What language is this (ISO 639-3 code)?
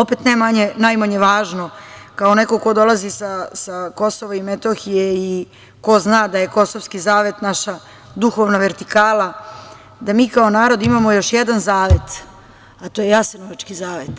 srp